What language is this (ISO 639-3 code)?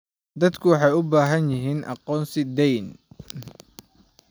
som